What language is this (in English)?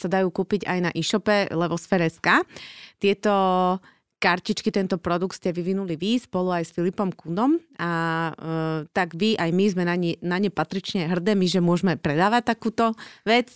Slovak